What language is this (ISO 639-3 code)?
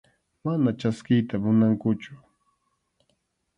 qxu